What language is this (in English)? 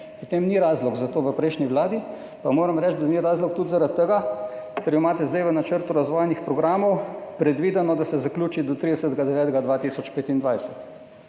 Slovenian